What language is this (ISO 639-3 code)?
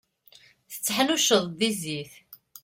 kab